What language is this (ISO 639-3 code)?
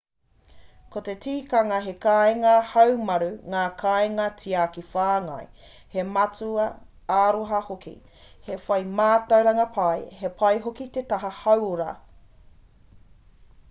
mri